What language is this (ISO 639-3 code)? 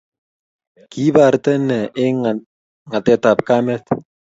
kln